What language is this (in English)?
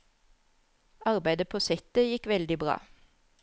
Norwegian